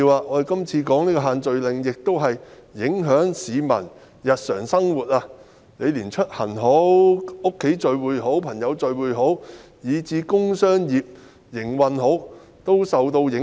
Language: Cantonese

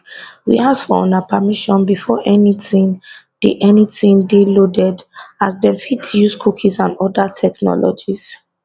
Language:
Nigerian Pidgin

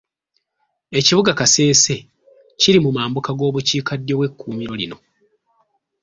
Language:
Ganda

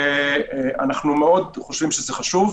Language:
Hebrew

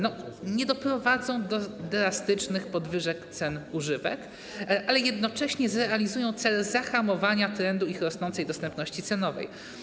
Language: Polish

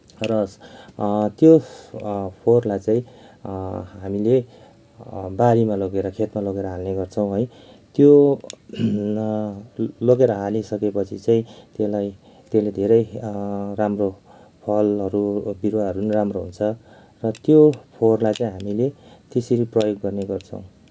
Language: Nepali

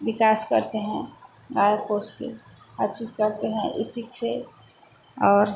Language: Hindi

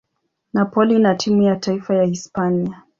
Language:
Swahili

